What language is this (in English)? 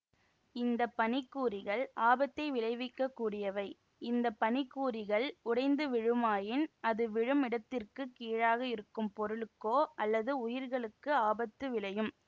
Tamil